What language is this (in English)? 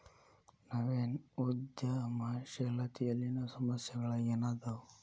Kannada